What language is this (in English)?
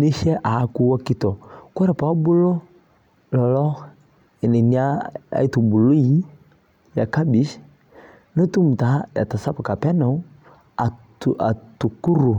Masai